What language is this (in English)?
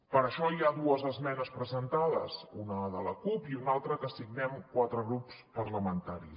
Catalan